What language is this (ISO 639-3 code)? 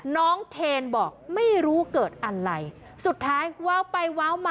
tha